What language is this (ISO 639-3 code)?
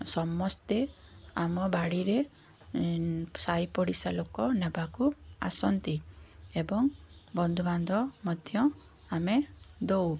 ori